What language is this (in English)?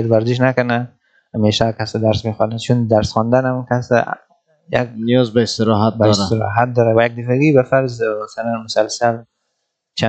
Persian